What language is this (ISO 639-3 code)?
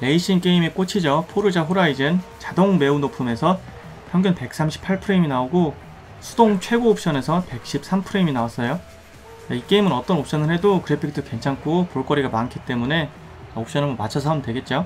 kor